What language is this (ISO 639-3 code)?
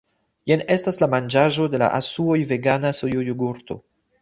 epo